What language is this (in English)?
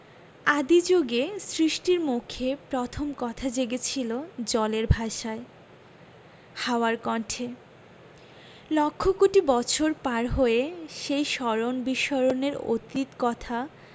Bangla